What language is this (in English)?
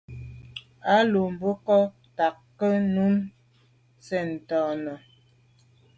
Medumba